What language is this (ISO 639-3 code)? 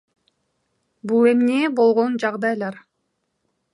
kir